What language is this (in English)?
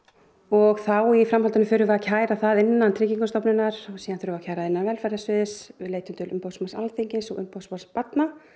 Icelandic